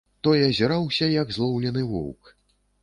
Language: Belarusian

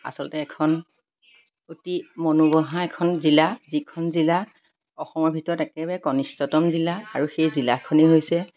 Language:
Assamese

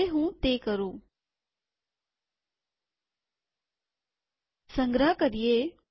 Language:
Gujarati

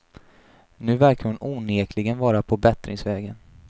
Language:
Swedish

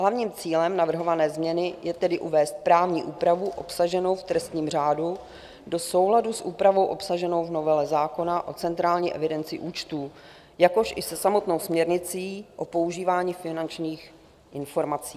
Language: Czech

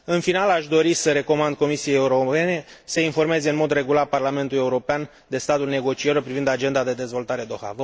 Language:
Romanian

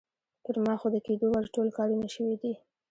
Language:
Pashto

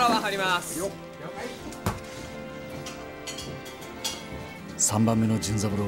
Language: Japanese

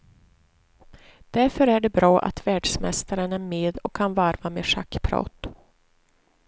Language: Swedish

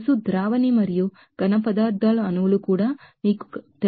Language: Telugu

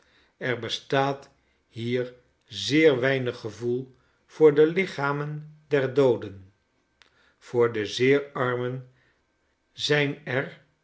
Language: Dutch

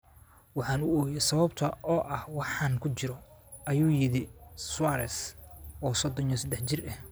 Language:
Somali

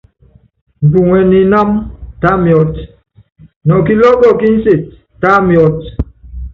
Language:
Yangben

